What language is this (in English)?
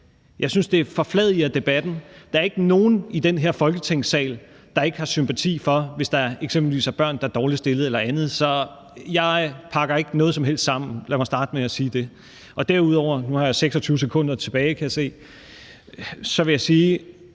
Danish